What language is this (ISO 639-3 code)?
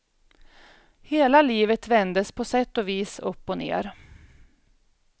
swe